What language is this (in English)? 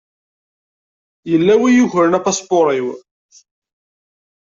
Kabyle